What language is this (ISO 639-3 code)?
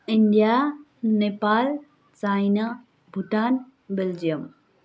nep